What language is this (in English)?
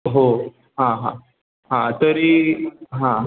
Marathi